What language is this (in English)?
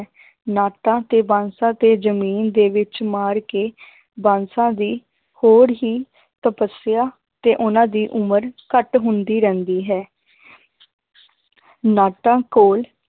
Punjabi